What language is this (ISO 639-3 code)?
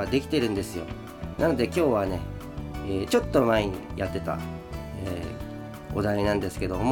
jpn